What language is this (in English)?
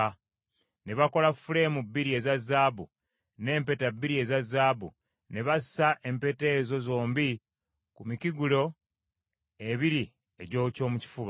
Ganda